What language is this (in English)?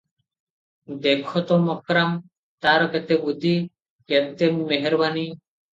Odia